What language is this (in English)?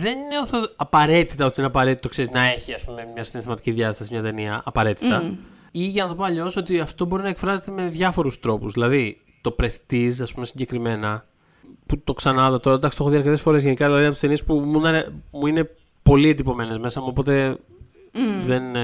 Greek